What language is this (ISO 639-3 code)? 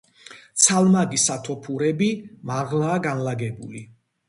kat